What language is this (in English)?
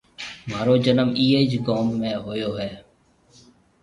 Marwari (Pakistan)